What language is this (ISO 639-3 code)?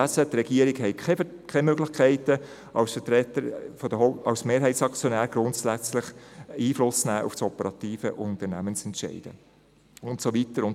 gsw